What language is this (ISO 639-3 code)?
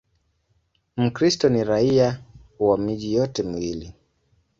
swa